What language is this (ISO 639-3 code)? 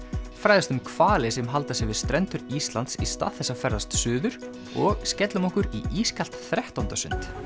isl